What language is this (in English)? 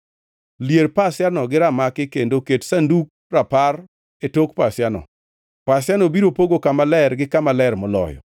Luo (Kenya and Tanzania)